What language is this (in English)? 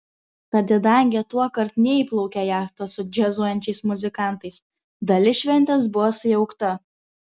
Lithuanian